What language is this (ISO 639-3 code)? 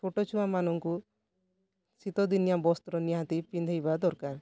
ori